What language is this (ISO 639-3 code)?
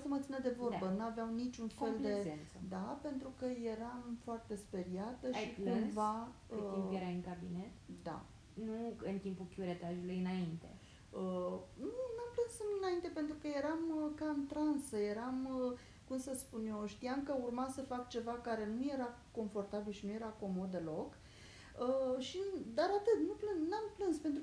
ron